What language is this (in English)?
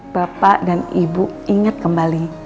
Indonesian